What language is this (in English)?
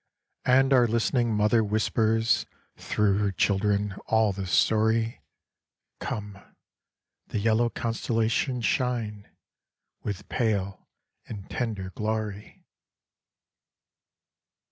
English